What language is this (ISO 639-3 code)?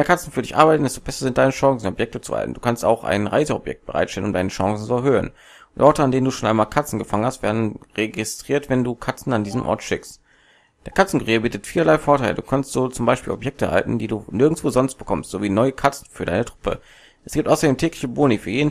deu